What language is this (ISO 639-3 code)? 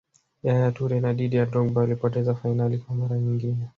swa